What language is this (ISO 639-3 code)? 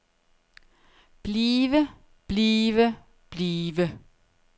dan